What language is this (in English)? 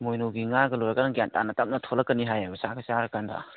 Manipuri